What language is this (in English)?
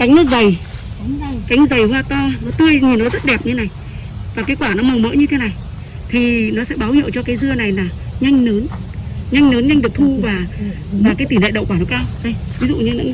Vietnamese